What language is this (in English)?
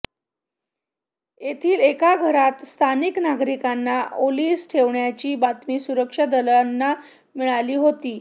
Marathi